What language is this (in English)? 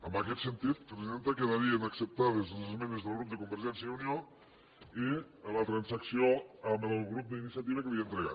Catalan